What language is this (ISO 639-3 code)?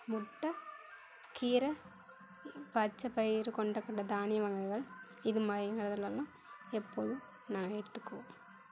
tam